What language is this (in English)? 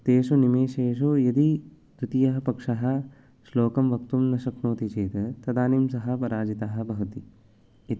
Sanskrit